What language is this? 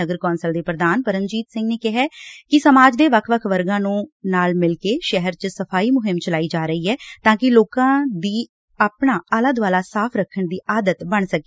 Punjabi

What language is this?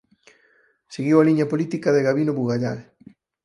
Galician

